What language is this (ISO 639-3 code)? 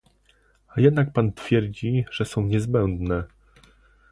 pol